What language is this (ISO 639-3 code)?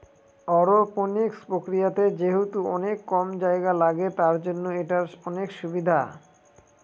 ben